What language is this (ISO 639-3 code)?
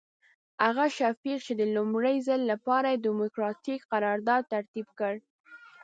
pus